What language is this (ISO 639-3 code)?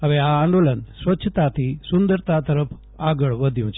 guj